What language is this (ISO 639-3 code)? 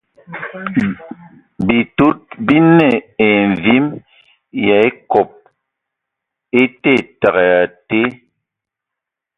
ewo